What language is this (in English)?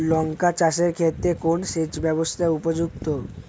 Bangla